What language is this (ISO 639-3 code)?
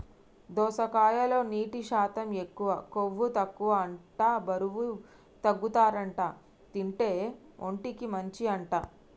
tel